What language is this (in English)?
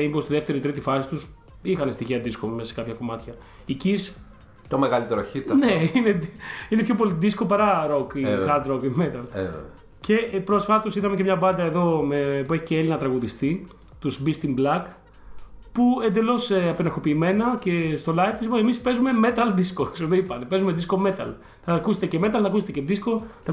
Greek